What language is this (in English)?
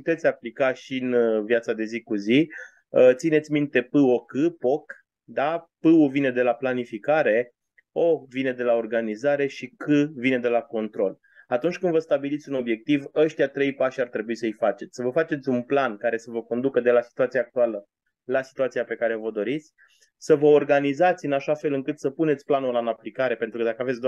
Romanian